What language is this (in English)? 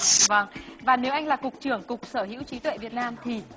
Vietnamese